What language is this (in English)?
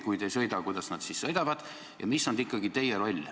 Estonian